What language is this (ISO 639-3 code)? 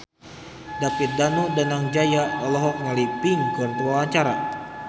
sun